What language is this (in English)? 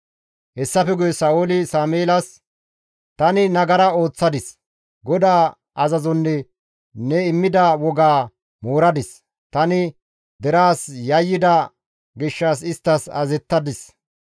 Gamo